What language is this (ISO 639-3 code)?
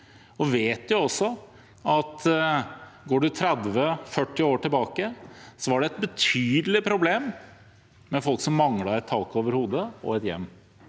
nor